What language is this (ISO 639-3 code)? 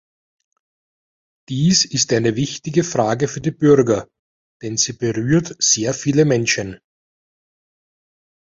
deu